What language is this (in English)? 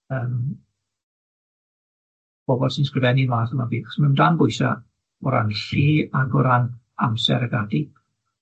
Welsh